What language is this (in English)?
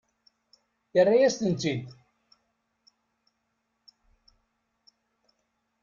Kabyle